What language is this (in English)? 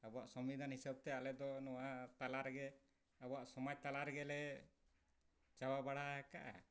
Santali